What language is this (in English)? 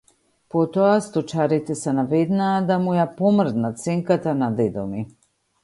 Macedonian